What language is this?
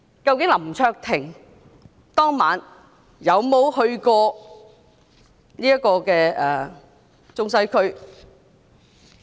Cantonese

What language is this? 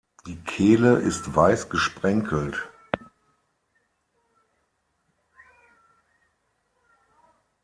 German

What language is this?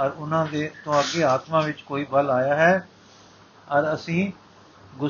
Punjabi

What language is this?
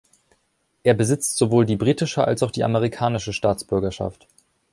German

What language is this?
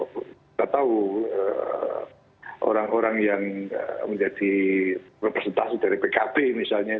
Indonesian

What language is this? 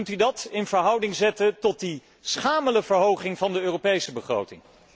Dutch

